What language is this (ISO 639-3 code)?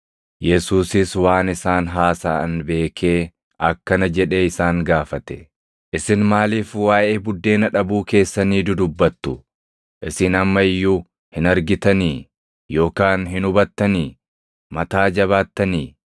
orm